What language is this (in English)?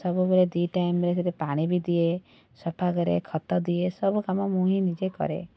Odia